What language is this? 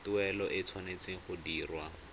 Tswana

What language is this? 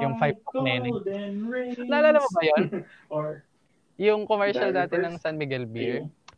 Filipino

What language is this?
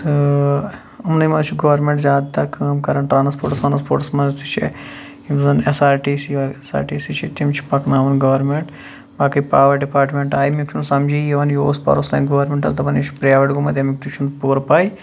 Kashmiri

